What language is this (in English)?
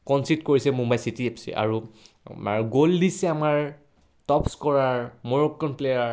Assamese